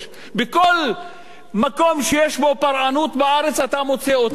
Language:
Hebrew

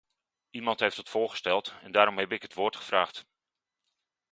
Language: Dutch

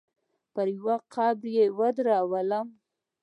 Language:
Pashto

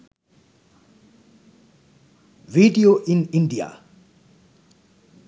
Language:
Sinhala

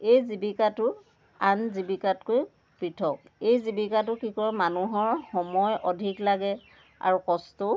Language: Assamese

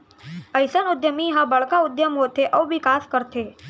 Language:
Chhattisgarhi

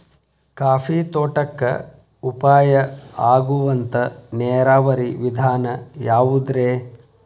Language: Kannada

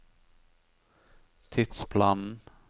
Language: Norwegian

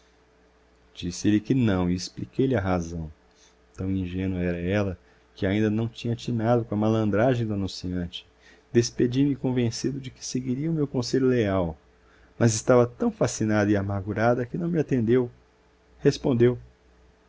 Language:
Portuguese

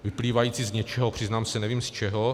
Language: Czech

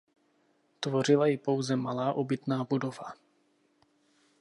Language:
Czech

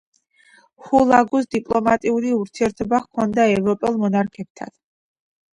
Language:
Georgian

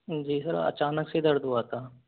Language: Hindi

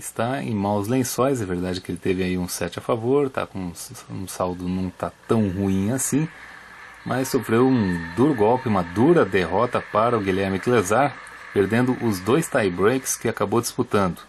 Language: Portuguese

